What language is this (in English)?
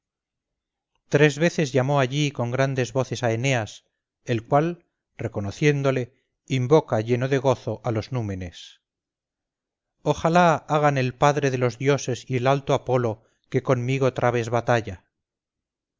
Spanish